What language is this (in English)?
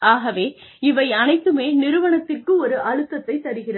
Tamil